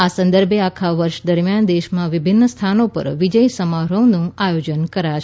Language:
Gujarati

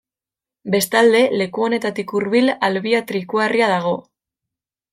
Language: Basque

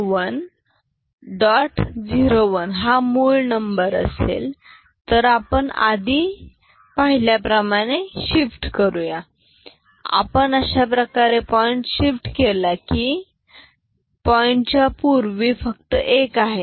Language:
Marathi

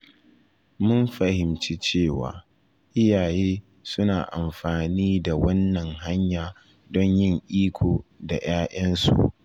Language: Hausa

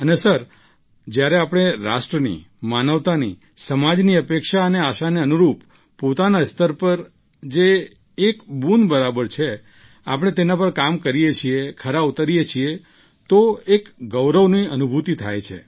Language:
Gujarati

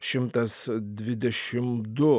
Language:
Lithuanian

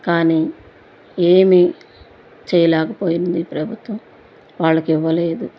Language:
Telugu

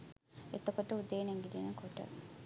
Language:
Sinhala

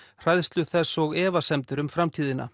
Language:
Icelandic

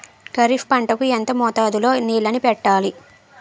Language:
Telugu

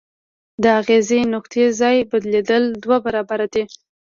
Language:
Pashto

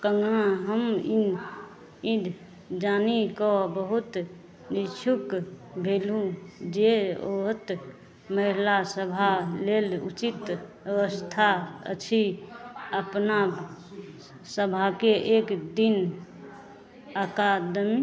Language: Maithili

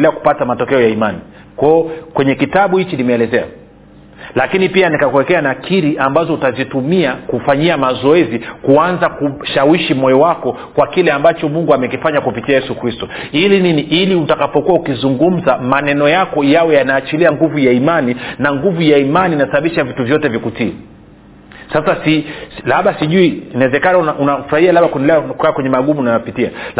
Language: Swahili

